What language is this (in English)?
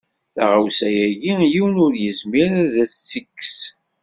Kabyle